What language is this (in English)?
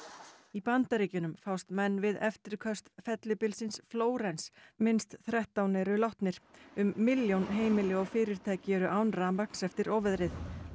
Icelandic